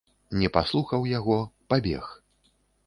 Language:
Belarusian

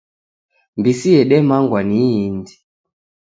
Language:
Taita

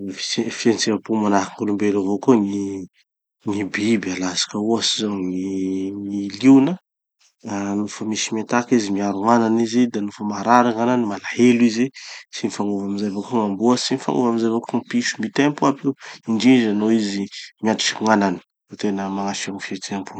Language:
Tanosy Malagasy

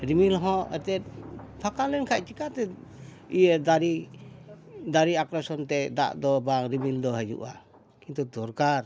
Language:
Santali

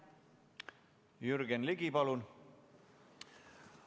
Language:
Estonian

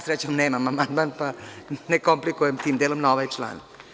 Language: Serbian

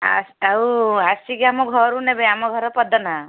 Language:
Odia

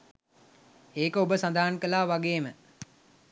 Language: Sinhala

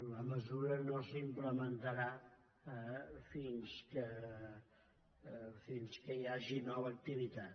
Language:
Catalan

